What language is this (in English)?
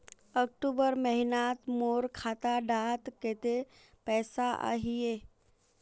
Magahi